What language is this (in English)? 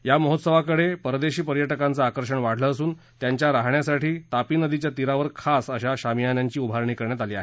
Marathi